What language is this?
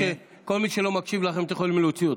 Hebrew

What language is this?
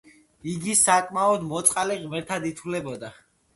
Georgian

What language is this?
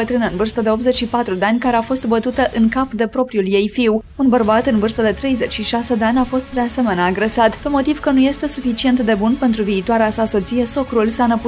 Romanian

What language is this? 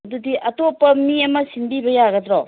Manipuri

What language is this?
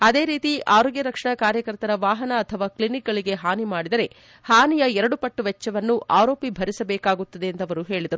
Kannada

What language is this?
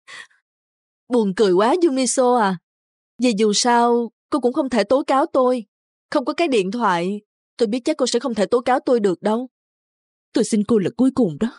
Vietnamese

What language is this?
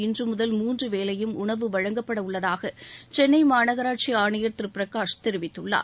Tamil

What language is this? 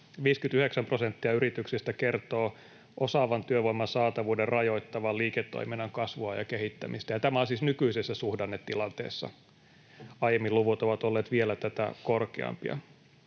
Finnish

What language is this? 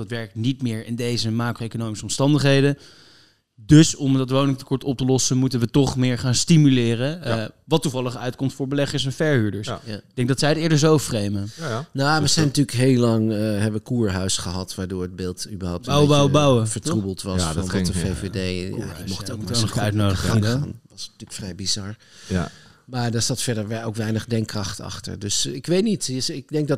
Dutch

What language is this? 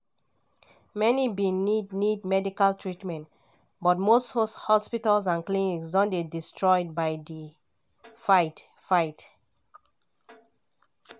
Nigerian Pidgin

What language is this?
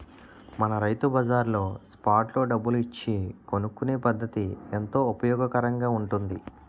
Telugu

